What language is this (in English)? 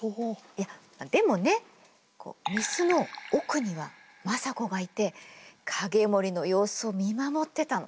Japanese